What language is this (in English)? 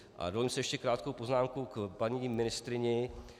Czech